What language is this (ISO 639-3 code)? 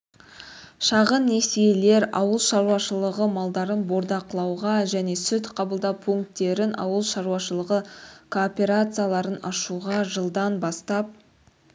kaz